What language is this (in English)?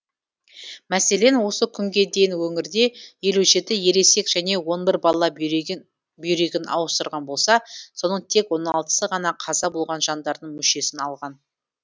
Kazakh